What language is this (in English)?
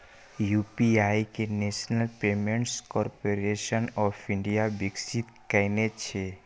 Maithili